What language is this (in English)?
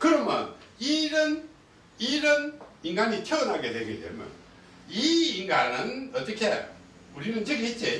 Korean